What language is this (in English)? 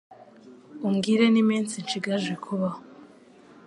Kinyarwanda